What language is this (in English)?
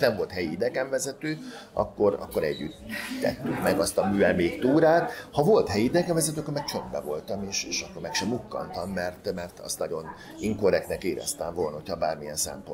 Hungarian